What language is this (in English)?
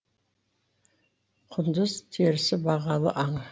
Kazakh